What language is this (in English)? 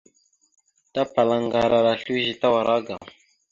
Mada (Cameroon)